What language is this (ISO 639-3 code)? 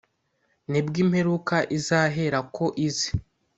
kin